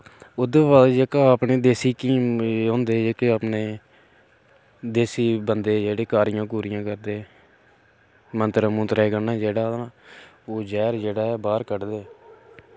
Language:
Dogri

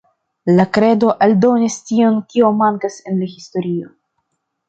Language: Esperanto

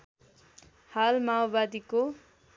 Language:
Nepali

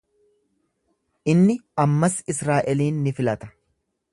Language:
Oromo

